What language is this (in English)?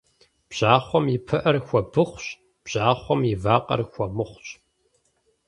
Kabardian